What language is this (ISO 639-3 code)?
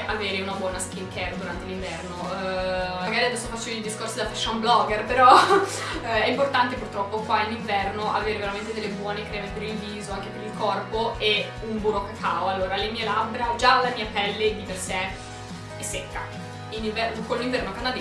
ita